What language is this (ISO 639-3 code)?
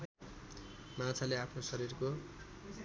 nep